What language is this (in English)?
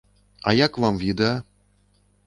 Belarusian